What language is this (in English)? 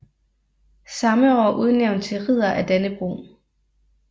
Danish